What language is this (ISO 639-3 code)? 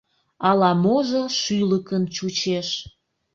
chm